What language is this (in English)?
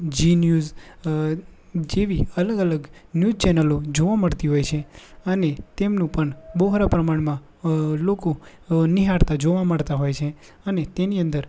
Gujarati